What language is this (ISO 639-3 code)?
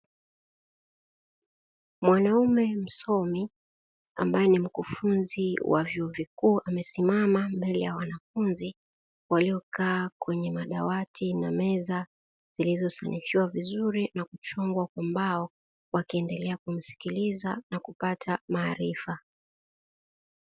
swa